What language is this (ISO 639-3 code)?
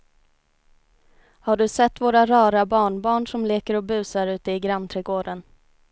swe